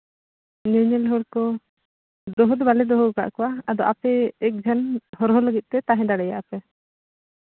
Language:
Santali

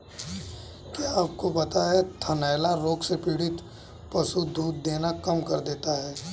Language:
Hindi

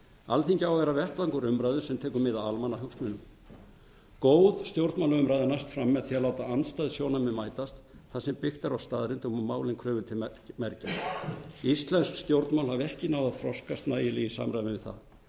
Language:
Icelandic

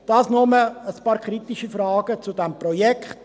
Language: Swiss German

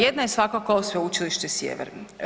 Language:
Croatian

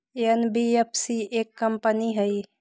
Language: Magahi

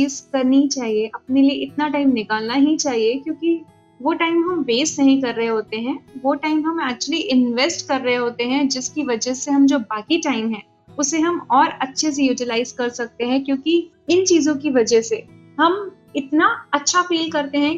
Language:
Hindi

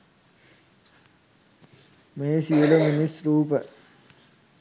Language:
Sinhala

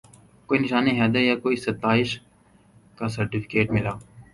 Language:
Urdu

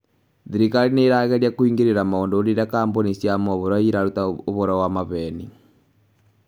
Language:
Kikuyu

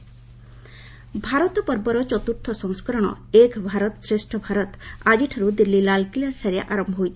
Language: Odia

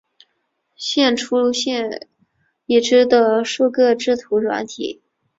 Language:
Chinese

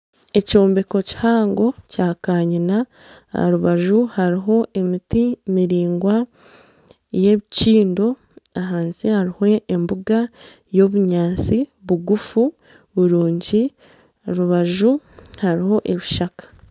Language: Nyankole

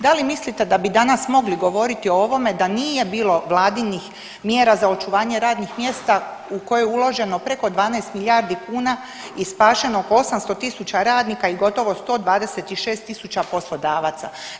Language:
Croatian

